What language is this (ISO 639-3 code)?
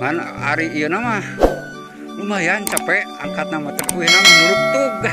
ind